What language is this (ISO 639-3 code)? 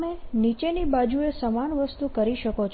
guj